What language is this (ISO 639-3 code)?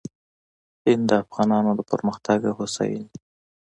pus